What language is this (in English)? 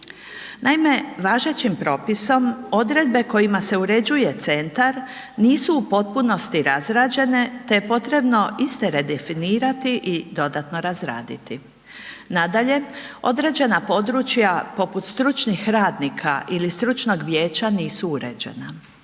Croatian